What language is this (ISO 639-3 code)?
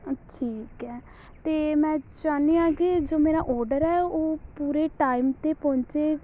pan